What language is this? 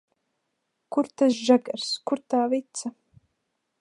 Latvian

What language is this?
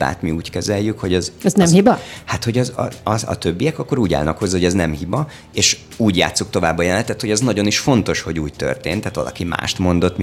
Hungarian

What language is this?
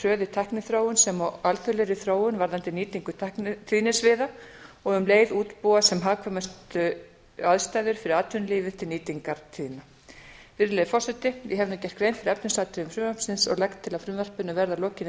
Icelandic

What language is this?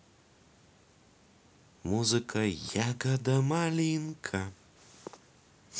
Russian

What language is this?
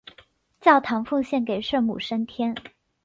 Chinese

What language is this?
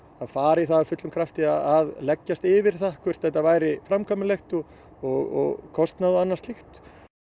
Icelandic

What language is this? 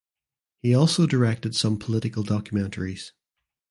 English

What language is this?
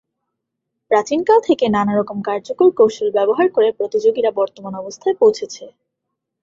Bangla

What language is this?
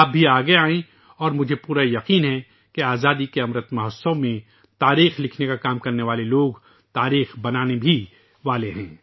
Urdu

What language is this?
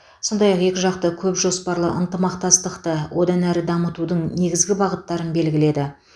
Kazakh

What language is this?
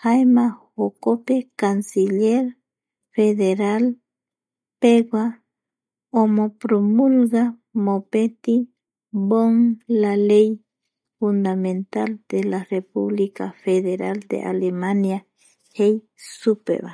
Eastern Bolivian Guaraní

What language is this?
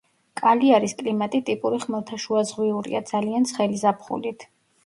Georgian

